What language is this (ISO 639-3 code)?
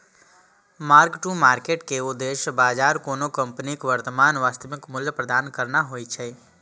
mai